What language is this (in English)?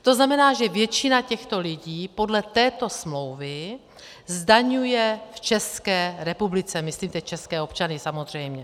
Czech